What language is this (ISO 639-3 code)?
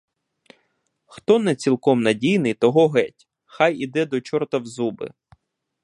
ukr